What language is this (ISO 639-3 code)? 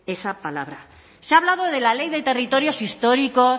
spa